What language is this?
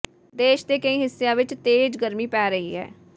Punjabi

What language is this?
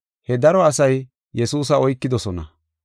Gofa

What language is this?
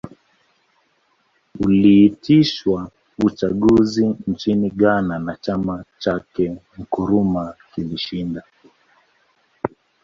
Swahili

